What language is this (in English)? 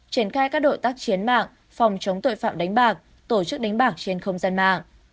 Vietnamese